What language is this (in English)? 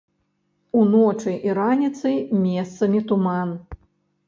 Belarusian